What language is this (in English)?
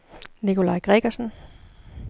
Danish